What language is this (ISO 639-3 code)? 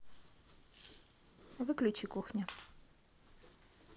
rus